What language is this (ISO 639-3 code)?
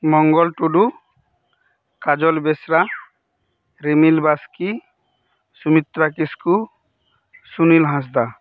sat